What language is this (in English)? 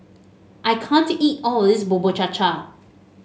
English